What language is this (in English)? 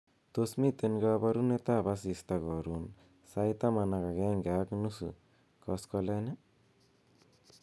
Kalenjin